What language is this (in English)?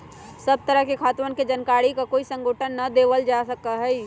Magahi